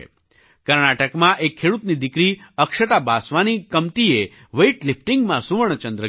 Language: Gujarati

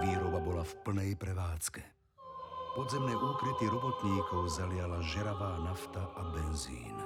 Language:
Slovak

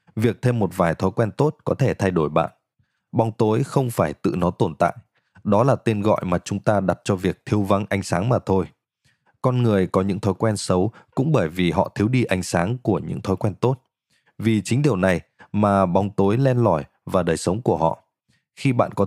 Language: Vietnamese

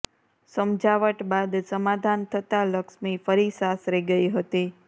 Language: Gujarati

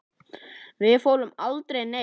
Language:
Icelandic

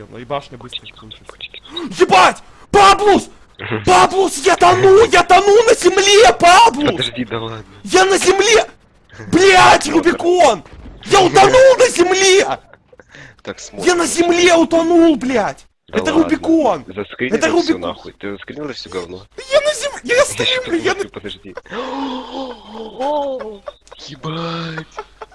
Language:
Russian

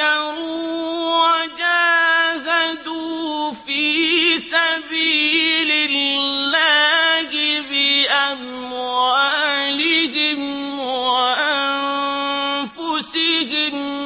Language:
Arabic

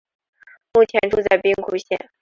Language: Chinese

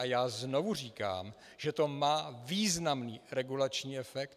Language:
Czech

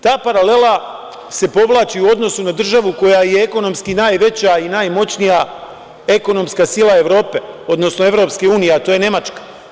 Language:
Serbian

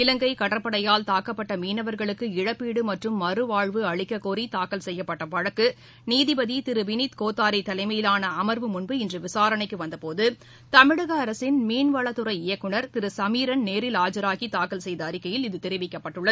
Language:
Tamil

